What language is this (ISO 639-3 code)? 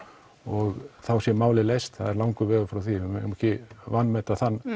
isl